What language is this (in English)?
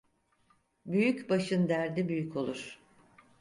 Turkish